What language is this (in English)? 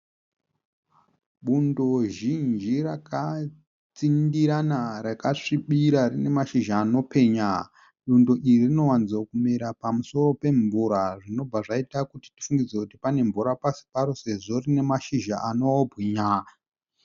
Shona